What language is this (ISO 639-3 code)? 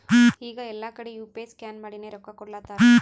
kan